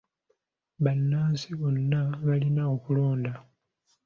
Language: Ganda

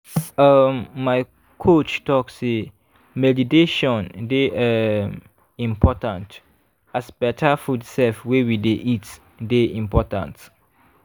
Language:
Nigerian Pidgin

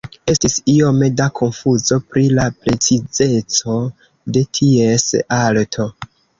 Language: Esperanto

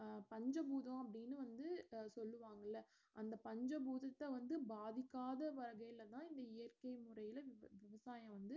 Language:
Tamil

